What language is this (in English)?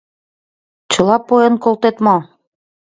Mari